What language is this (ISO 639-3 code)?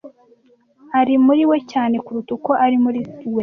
kin